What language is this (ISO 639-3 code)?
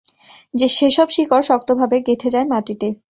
ben